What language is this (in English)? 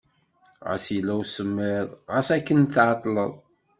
Kabyle